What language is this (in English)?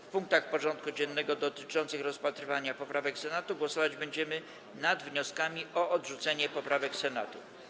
Polish